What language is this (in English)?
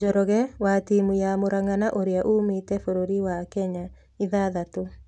Kikuyu